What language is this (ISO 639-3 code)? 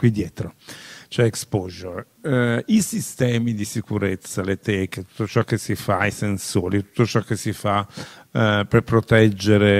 ita